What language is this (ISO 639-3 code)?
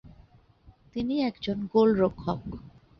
ben